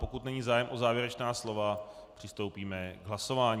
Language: Czech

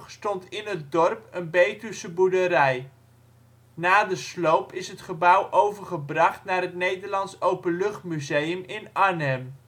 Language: Dutch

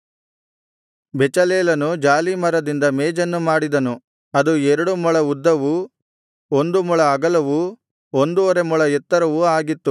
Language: Kannada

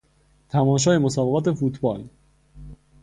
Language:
Persian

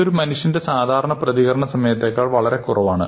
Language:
Malayalam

